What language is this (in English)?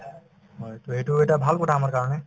Assamese